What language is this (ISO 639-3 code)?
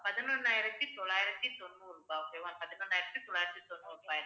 tam